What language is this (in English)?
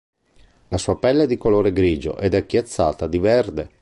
Italian